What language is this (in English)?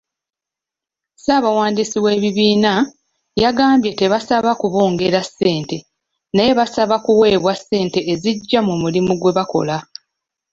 Ganda